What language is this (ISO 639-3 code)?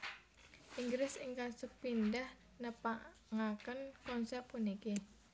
jav